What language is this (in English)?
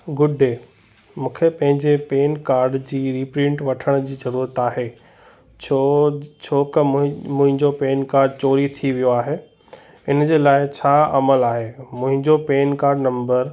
Sindhi